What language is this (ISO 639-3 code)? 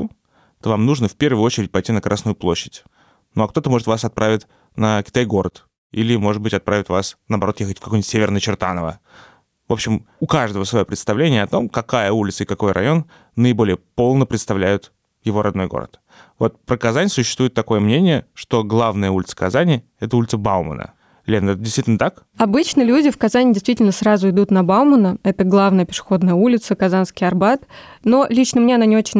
rus